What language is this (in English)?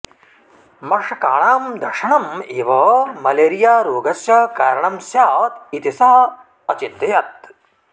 Sanskrit